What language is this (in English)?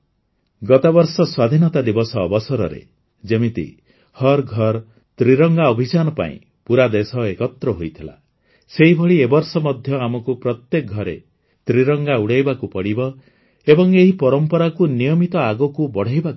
Odia